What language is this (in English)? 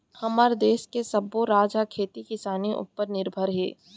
Chhattisgarhi